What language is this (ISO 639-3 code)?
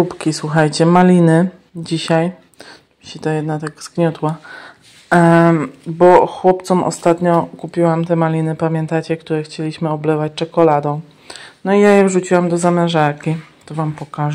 pol